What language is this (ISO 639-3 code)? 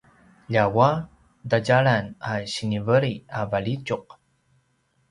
pwn